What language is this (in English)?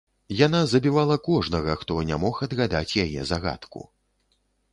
Belarusian